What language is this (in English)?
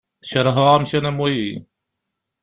Kabyle